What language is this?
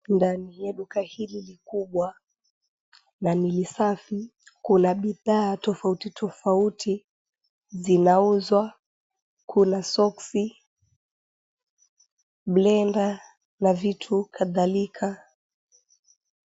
Swahili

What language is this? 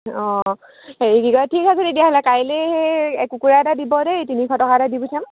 Assamese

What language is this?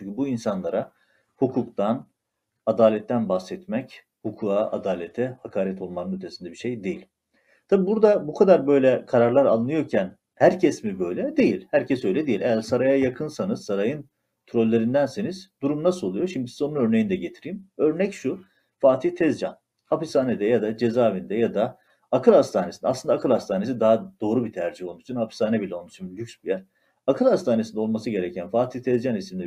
Turkish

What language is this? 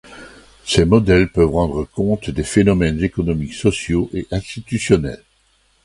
French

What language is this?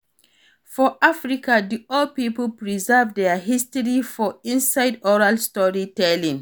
Nigerian Pidgin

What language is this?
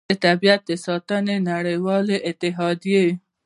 Pashto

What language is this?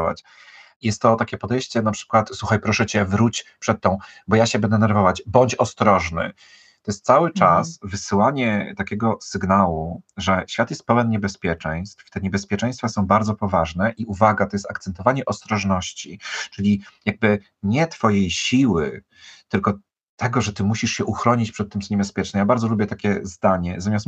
Polish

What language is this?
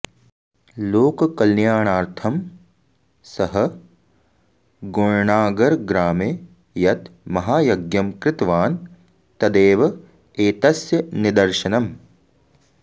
Sanskrit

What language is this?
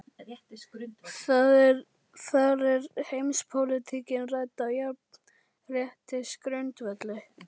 Icelandic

